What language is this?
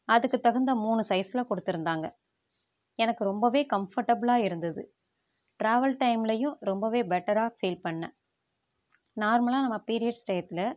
Tamil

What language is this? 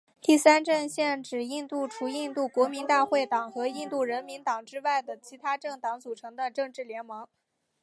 Chinese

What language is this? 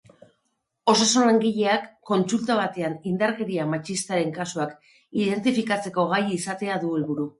Basque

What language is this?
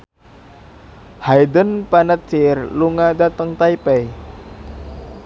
Javanese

